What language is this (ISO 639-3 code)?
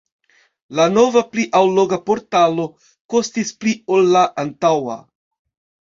epo